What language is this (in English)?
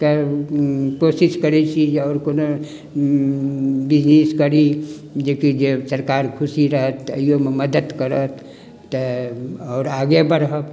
Maithili